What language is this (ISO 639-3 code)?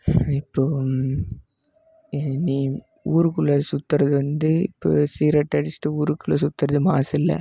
tam